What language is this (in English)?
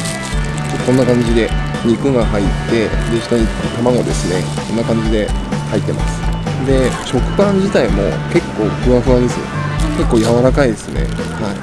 Japanese